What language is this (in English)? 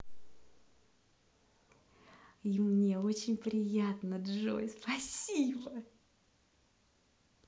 Russian